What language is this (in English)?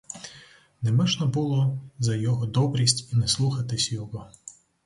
Ukrainian